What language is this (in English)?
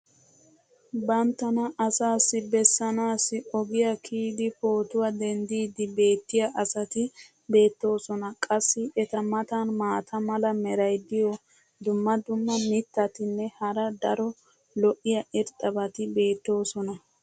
Wolaytta